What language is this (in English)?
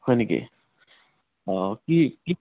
Assamese